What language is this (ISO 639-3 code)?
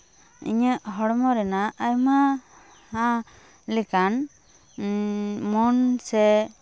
sat